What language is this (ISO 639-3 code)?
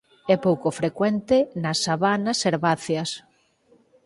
glg